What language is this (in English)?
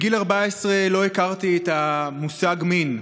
Hebrew